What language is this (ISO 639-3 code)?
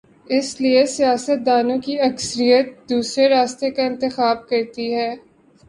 urd